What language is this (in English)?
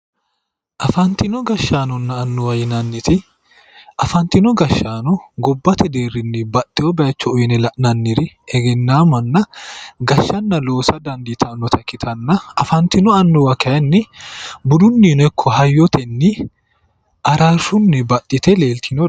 Sidamo